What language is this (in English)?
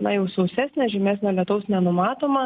Lithuanian